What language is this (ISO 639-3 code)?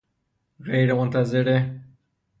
fas